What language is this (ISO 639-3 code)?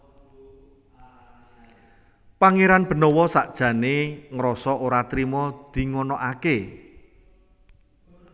jav